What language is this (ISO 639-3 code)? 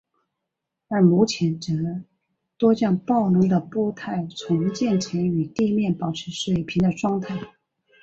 zho